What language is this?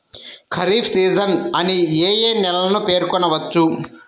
Telugu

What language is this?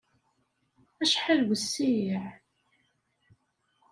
Kabyle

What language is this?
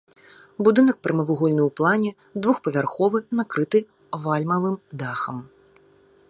Belarusian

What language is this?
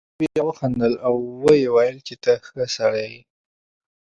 Pashto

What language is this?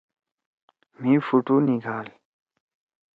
Torwali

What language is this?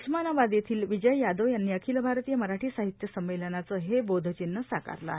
Marathi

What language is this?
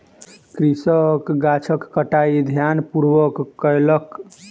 Maithili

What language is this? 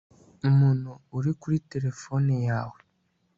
Kinyarwanda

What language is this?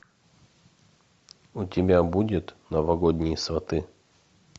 Russian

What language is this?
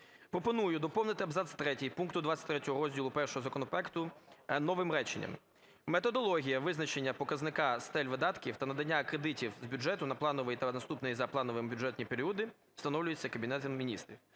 Ukrainian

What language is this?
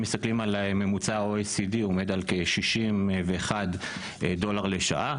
Hebrew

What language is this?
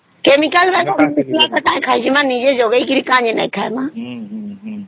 Odia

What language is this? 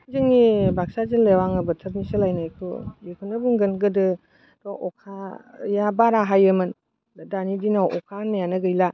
Bodo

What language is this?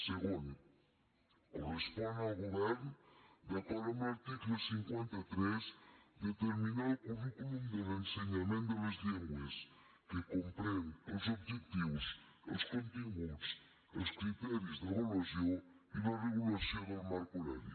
Catalan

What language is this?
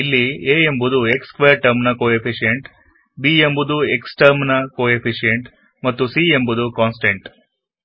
Kannada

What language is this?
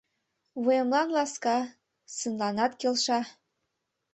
Mari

